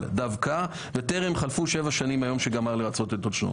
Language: Hebrew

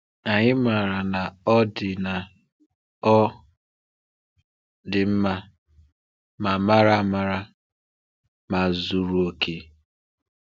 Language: Igbo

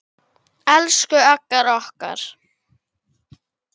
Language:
Icelandic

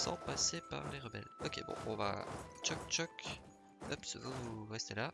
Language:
French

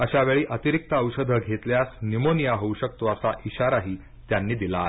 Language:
Marathi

